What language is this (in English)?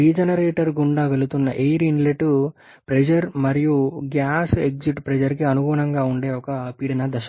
Telugu